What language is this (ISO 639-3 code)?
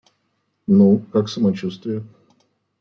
rus